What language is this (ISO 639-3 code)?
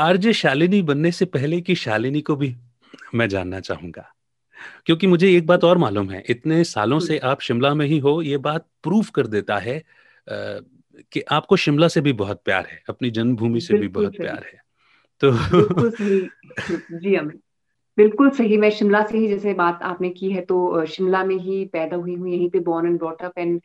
hin